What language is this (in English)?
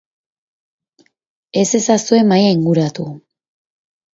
Basque